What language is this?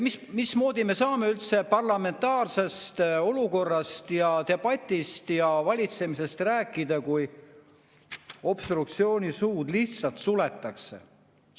Estonian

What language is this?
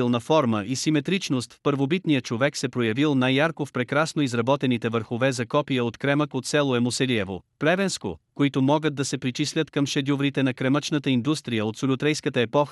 Bulgarian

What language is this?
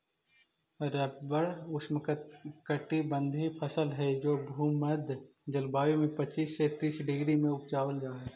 Magahi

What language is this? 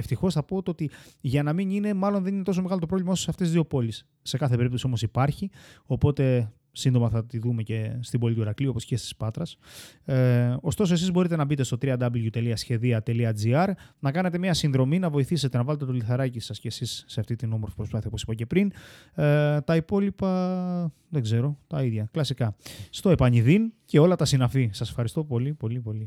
Greek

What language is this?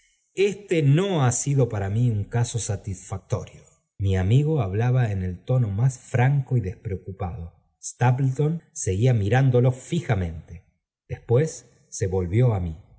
Spanish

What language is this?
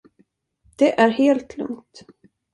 Swedish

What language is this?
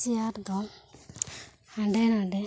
Santali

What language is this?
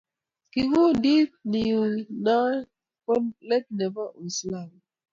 Kalenjin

